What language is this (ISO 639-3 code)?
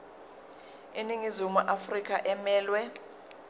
zul